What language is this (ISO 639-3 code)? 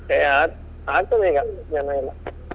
kan